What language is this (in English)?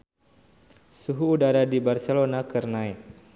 Sundanese